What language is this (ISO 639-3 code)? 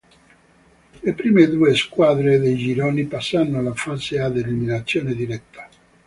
ita